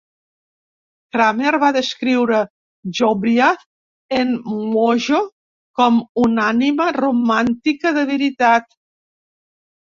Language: Catalan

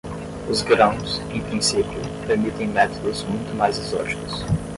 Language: Portuguese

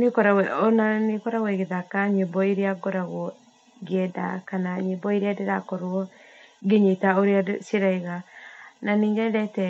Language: Kikuyu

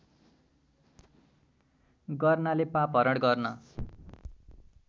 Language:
Nepali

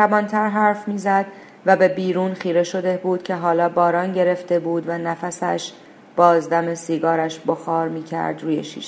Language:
Persian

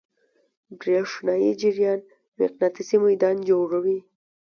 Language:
Pashto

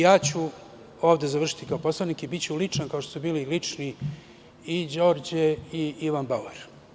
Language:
Serbian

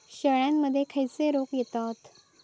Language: Marathi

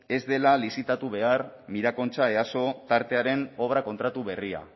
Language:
Basque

